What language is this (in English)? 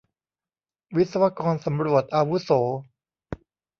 Thai